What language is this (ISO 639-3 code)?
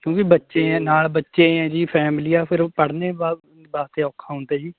pan